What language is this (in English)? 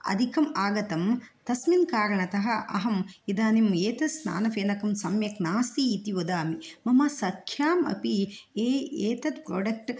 Sanskrit